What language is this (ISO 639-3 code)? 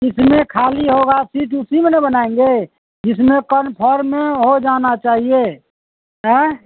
urd